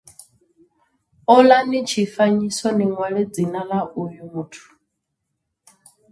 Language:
Venda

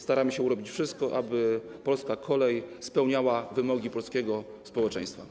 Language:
Polish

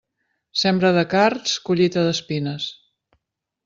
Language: Catalan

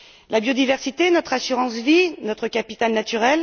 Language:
French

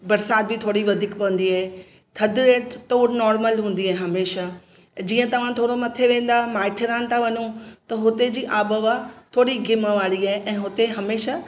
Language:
Sindhi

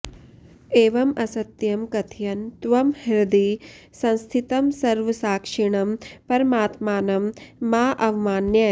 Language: Sanskrit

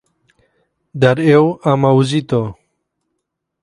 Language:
Romanian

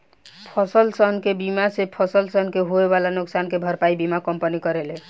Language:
Bhojpuri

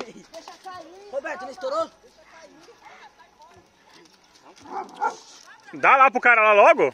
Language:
Portuguese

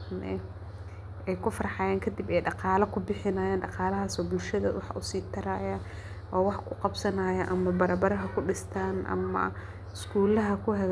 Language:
Somali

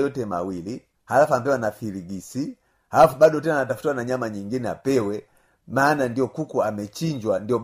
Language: Swahili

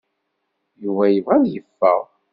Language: Kabyle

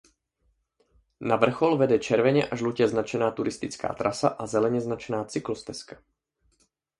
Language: Czech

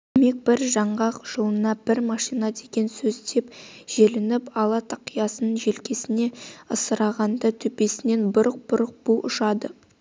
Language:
Kazakh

